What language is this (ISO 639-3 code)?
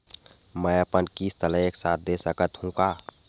hne